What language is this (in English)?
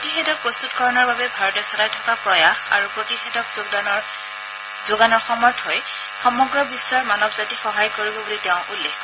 Assamese